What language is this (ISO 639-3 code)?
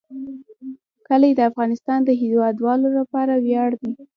pus